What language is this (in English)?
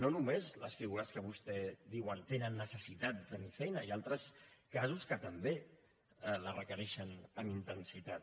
Catalan